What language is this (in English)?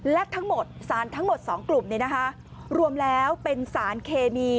Thai